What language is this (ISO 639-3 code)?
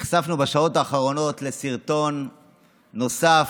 heb